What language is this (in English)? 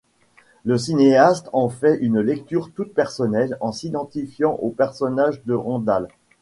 French